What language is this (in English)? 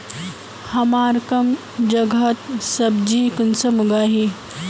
Magahi